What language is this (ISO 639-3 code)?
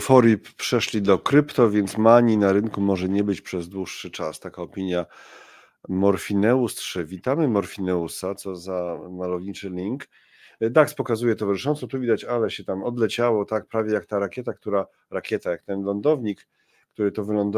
pol